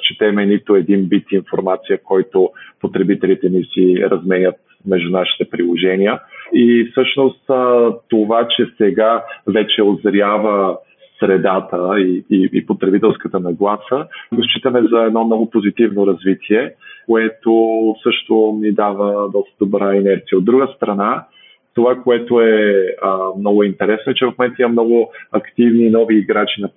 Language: Bulgarian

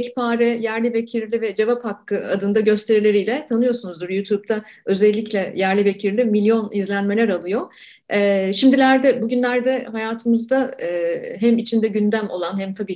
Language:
Turkish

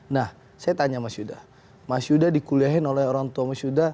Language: Indonesian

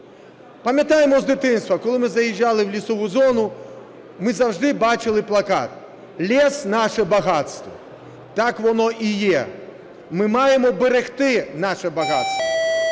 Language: Ukrainian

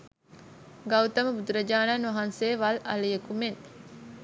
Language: Sinhala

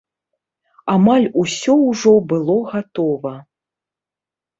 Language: Belarusian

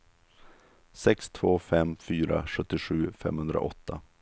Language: Swedish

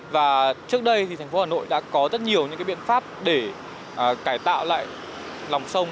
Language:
Vietnamese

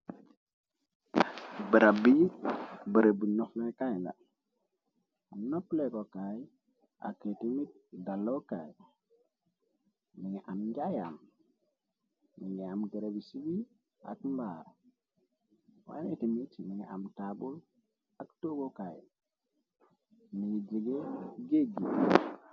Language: Wolof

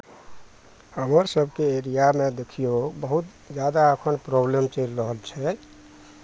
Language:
Maithili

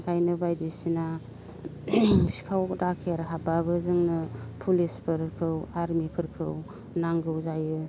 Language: Bodo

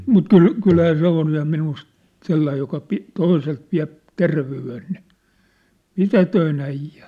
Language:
Finnish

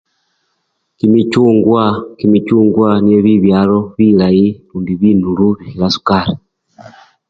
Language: Luyia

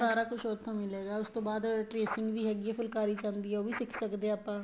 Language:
Punjabi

